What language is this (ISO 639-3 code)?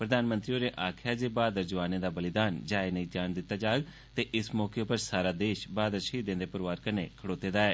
doi